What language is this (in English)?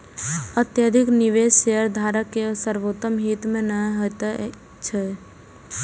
Maithili